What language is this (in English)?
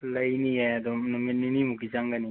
Manipuri